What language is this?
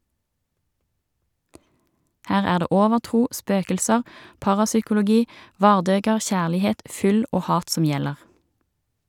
Norwegian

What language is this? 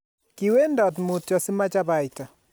Kalenjin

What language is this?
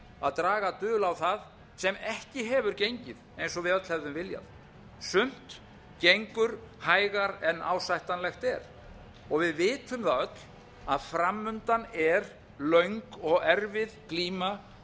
Icelandic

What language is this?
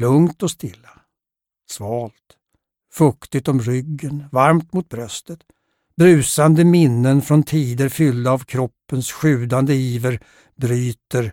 Swedish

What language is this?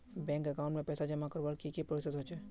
Magahi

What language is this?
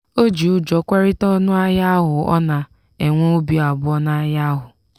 Igbo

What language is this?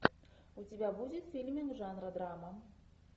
Russian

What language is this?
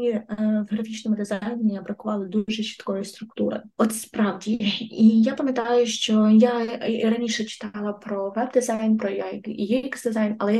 Ukrainian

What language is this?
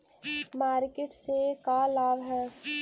Magahi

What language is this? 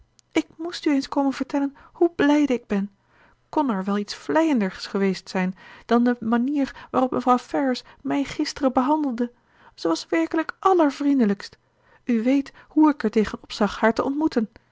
Dutch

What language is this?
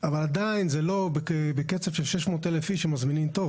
Hebrew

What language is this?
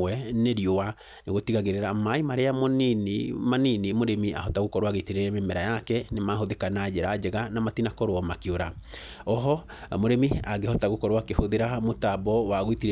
Kikuyu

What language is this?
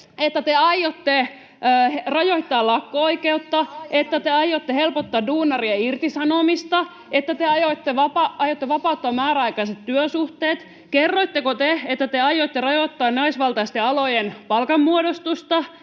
Finnish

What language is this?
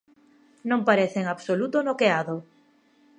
Galician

